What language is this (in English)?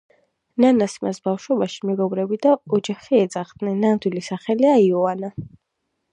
Georgian